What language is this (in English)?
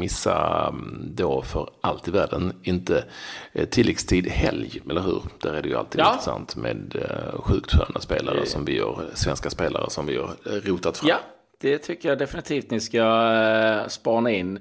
Swedish